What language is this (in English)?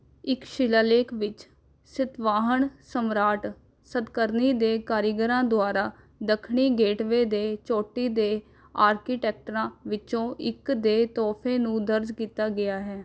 Punjabi